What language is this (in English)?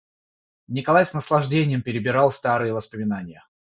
Russian